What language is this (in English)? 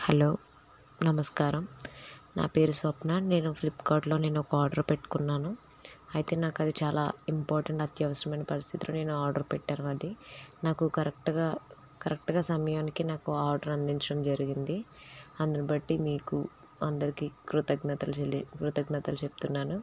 Telugu